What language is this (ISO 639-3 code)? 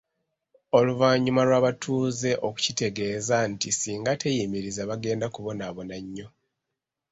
lug